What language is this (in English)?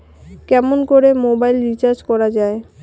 Bangla